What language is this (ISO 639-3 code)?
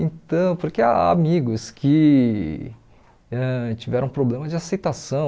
por